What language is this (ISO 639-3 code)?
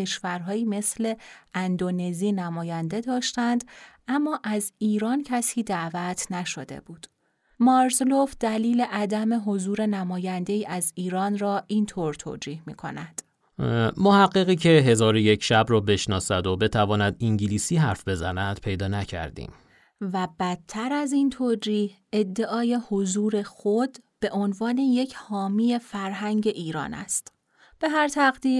fas